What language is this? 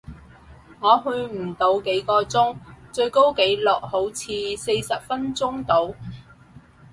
Cantonese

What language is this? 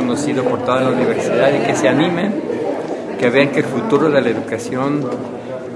Spanish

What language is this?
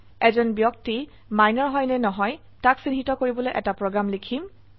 Assamese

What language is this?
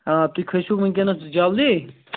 Kashmiri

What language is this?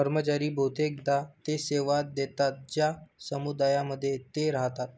Marathi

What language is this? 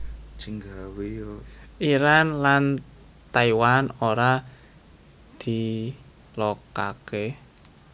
Javanese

